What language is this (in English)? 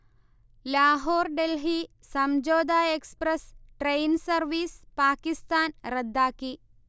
Malayalam